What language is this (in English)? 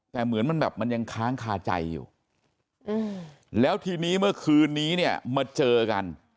Thai